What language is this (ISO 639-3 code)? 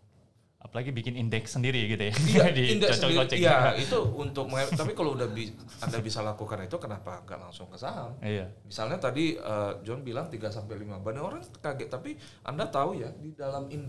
ind